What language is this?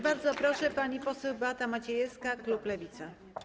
Polish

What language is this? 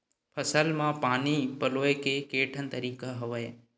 Chhattisgarhi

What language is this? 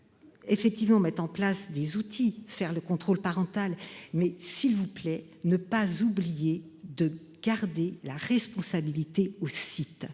French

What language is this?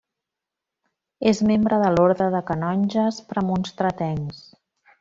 Catalan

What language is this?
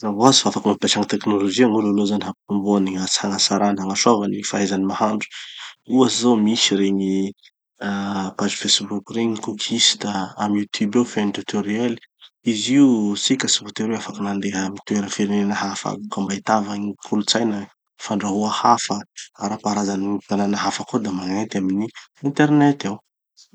Tanosy Malagasy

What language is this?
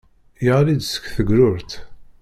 Kabyle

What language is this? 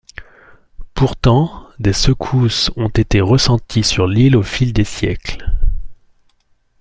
French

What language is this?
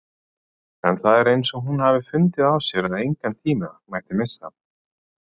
Icelandic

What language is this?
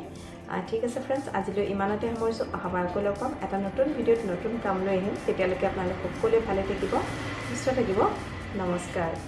Assamese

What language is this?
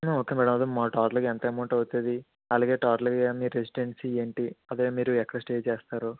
Telugu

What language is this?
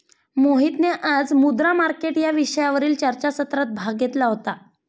Marathi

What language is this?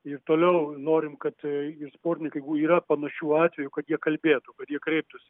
Lithuanian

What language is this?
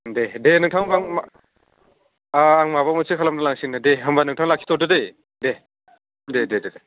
Bodo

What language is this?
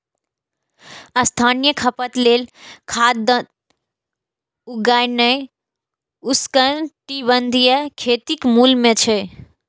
Maithili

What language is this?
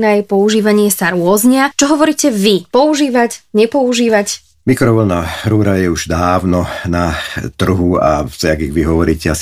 Slovak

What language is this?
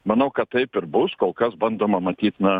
Lithuanian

